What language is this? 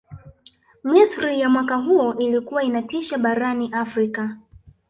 Swahili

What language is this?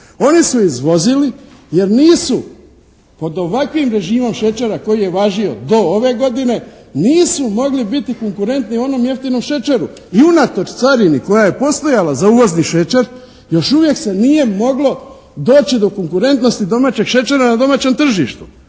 Croatian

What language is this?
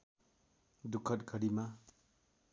Nepali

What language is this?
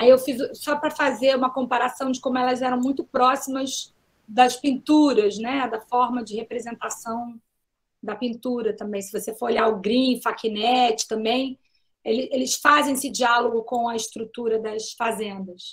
Portuguese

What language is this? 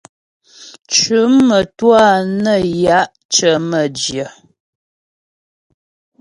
Ghomala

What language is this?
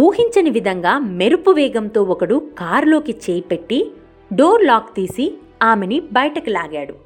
Telugu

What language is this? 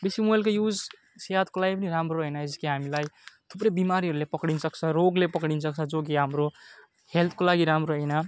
Nepali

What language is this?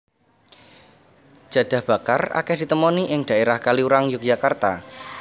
Javanese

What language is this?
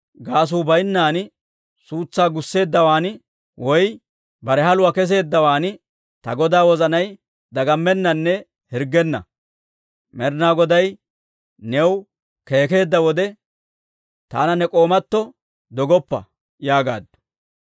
Dawro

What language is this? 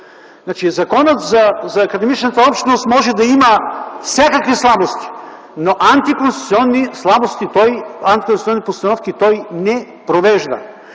Bulgarian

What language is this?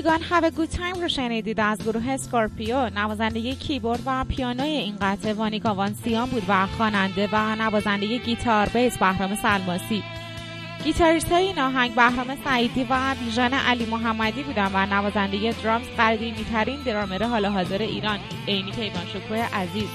Persian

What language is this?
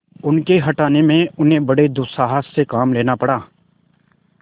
Hindi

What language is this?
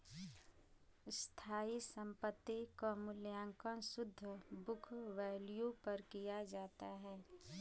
Bhojpuri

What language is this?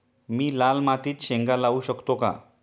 Marathi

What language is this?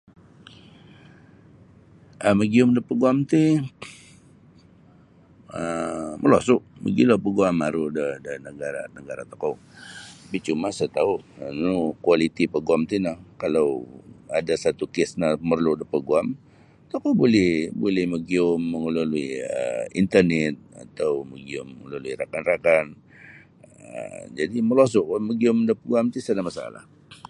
Sabah Bisaya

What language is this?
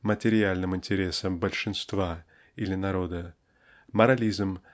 Russian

